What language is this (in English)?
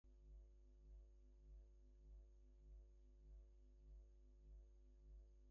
English